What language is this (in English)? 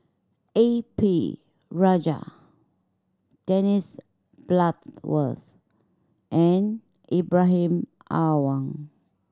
English